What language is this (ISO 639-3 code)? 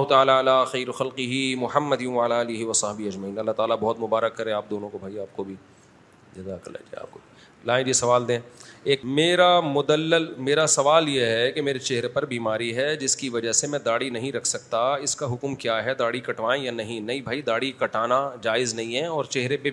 urd